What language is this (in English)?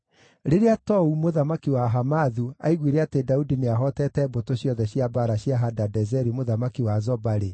Kikuyu